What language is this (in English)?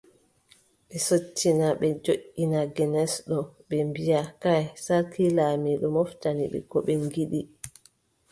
Adamawa Fulfulde